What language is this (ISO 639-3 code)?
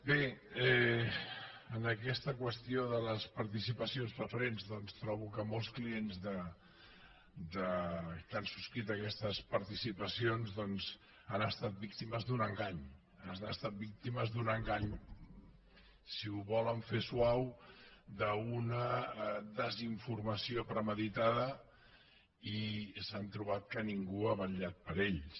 cat